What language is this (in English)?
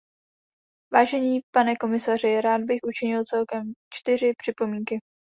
Czech